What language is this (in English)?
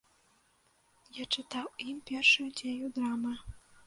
Belarusian